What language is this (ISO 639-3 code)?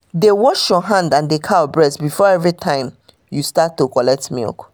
pcm